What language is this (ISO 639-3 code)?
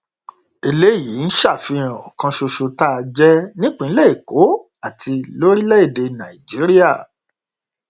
yor